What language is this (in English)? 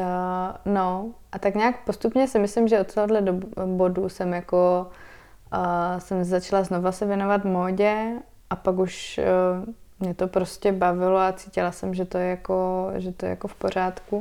Czech